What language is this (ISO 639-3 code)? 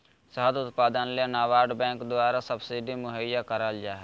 mag